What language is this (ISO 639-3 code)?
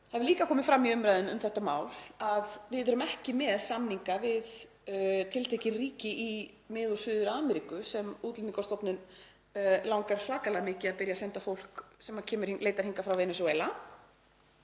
isl